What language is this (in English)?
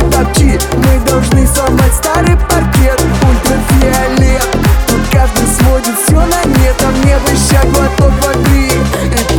Russian